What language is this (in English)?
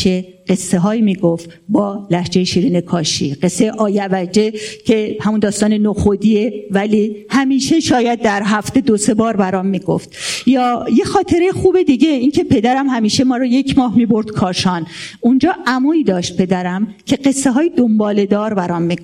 Persian